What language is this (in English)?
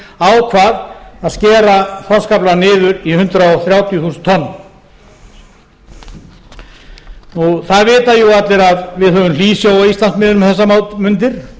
Icelandic